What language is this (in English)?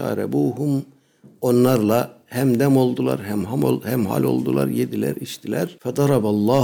Turkish